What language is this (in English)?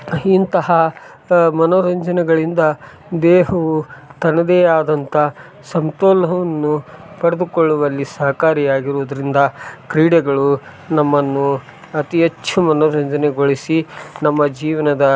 Kannada